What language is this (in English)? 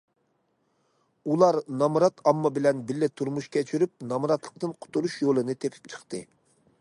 Uyghur